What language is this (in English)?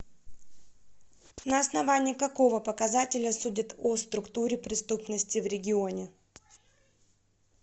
Russian